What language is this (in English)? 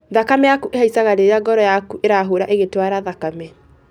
Kikuyu